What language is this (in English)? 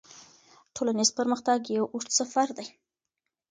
Pashto